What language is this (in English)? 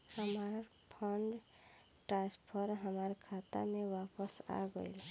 Bhojpuri